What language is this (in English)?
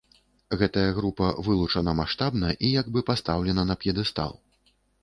Belarusian